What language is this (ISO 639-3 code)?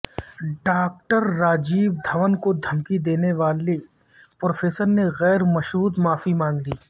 urd